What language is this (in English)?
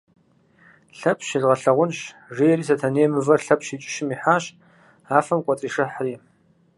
Kabardian